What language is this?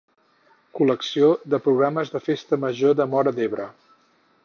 Catalan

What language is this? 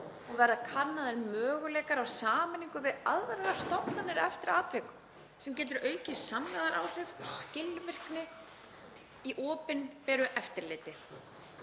Icelandic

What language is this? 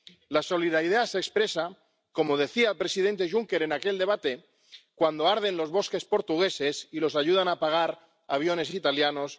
Spanish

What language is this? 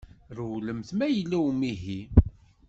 Kabyle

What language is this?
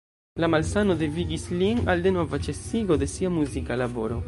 Esperanto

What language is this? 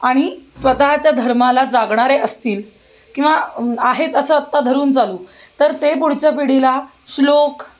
Marathi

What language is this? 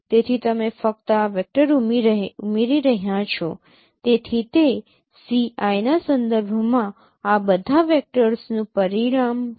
Gujarati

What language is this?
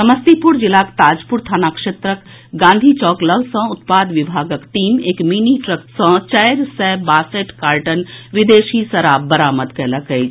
Maithili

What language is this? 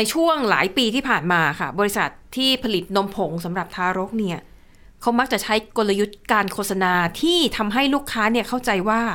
Thai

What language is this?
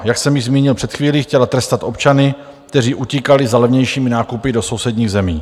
Czech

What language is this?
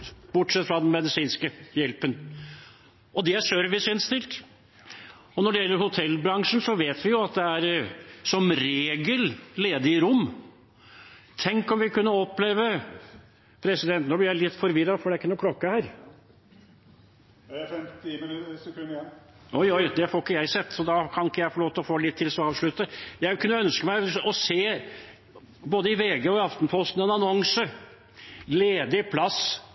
Norwegian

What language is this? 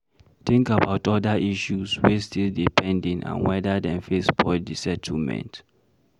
Nigerian Pidgin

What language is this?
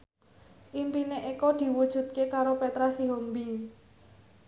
Javanese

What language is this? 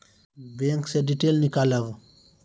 Maithili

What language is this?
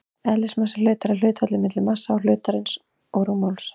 Icelandic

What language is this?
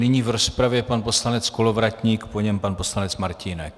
Czech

